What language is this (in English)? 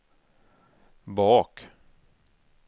Swedish